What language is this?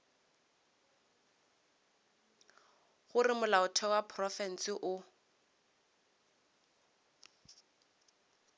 Northern Sotho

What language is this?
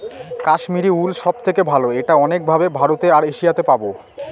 Bangla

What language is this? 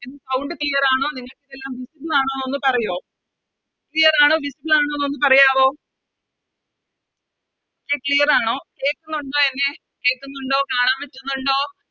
Malayalam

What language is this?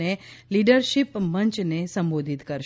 Gujarati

